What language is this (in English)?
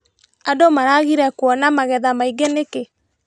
Kikuyu